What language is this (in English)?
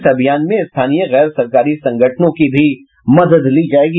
Hindi